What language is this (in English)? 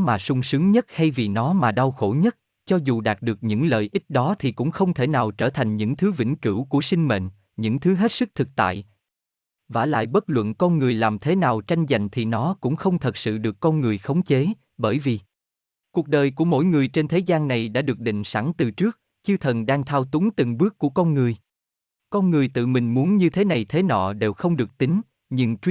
Vietnamese